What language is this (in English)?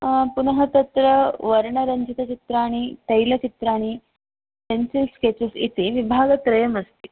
Sanskrit